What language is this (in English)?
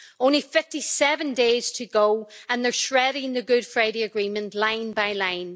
English